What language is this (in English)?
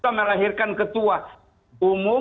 Indonesian